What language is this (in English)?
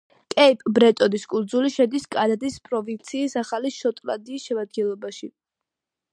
Georgian